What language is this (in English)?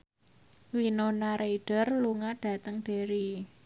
Javanese